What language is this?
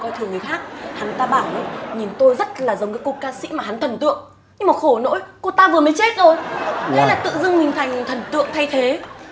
Vietnamese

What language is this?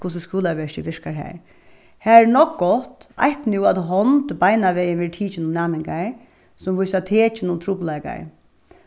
Faroese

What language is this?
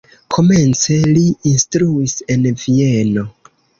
Esperanto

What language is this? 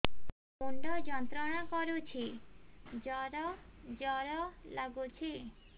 Odia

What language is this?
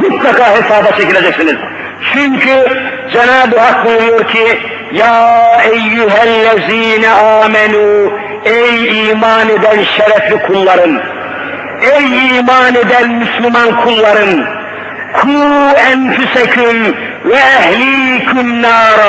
Turkish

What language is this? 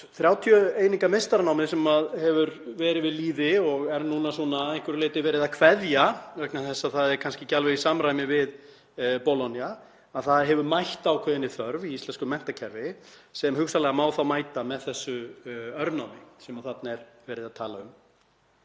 Icelandic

